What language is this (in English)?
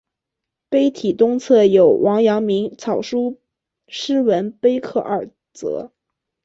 Chinese